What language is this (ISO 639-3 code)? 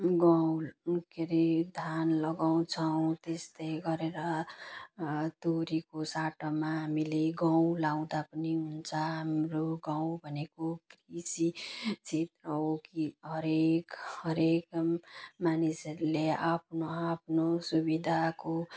nep